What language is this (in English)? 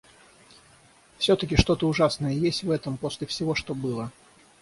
Russian